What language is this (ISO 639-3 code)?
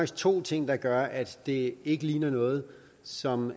dan